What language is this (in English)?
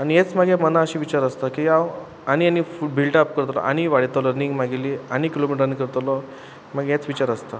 Konkani